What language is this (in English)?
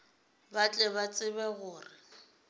Northern Sotho